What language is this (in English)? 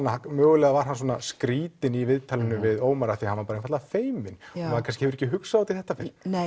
Icelandic